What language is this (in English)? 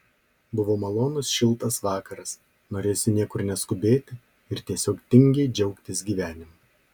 Lithuanian